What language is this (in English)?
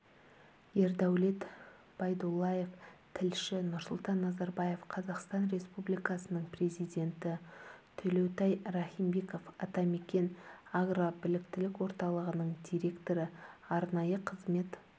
Kazakh